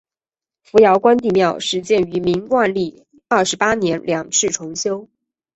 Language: Chinese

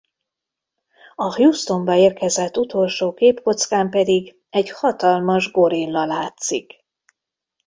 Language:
Hungarian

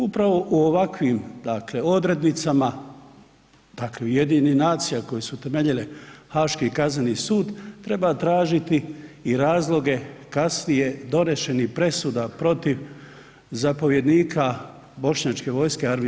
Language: Croatian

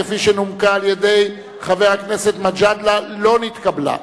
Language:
Hebrew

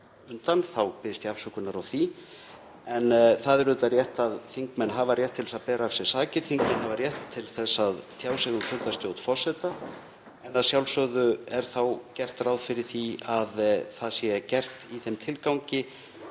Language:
Icelandic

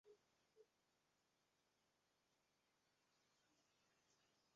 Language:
Bangla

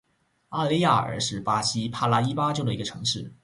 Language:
Chinese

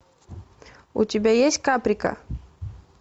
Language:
Russian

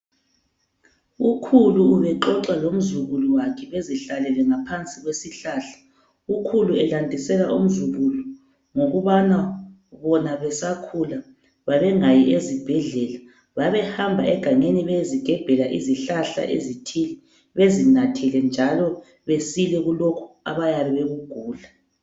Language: North Ndebele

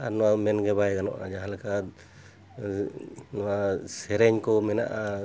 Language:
Santali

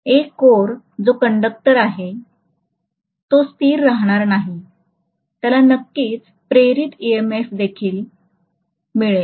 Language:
Marathi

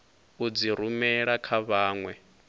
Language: Venda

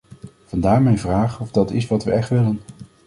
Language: Dutch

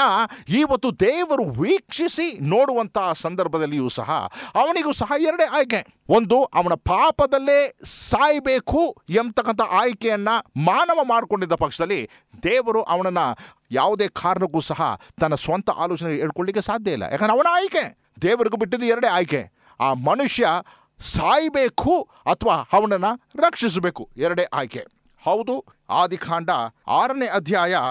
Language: Kannada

